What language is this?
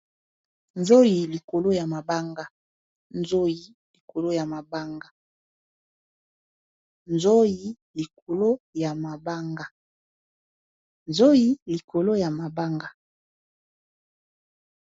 Lingala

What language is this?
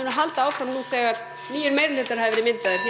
Icelandic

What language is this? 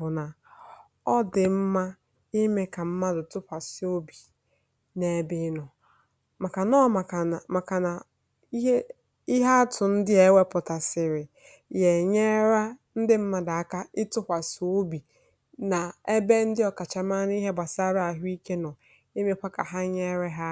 Igbo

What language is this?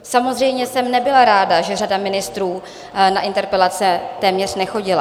Czech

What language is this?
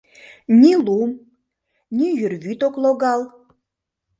Mari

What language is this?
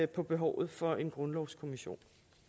Danish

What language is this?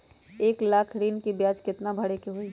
Magahi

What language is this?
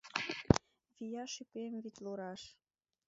Mari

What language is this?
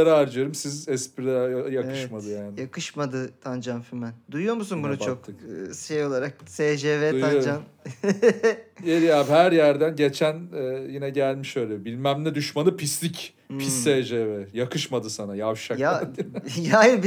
Turkish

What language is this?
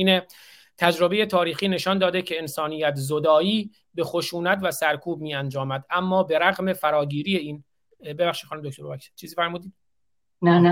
Persian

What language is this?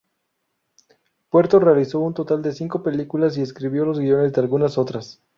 Spanish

